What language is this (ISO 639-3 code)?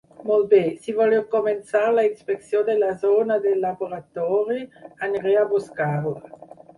cat